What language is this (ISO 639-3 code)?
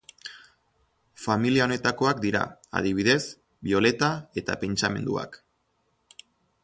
eus